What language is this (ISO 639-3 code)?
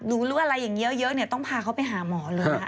tha